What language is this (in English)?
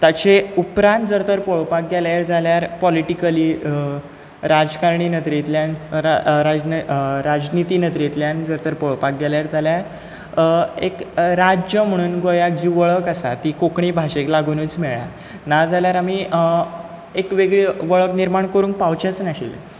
Konkani